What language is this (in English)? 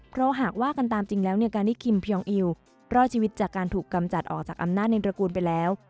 Thai